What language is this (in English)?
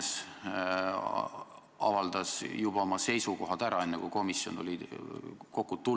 Estonian